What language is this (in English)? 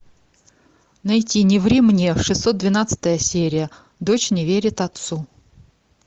Russian